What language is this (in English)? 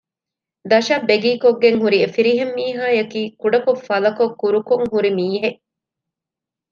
Divehi